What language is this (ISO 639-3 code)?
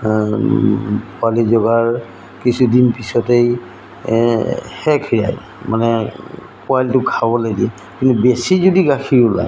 asm